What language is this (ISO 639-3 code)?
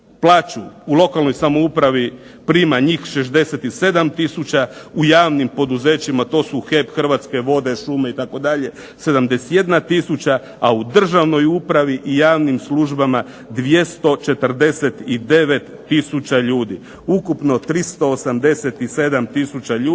hrv